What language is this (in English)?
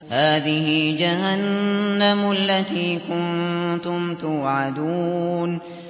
Arabic